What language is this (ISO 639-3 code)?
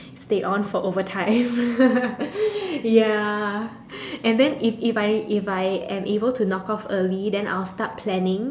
eng